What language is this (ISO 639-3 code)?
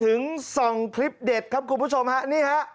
tha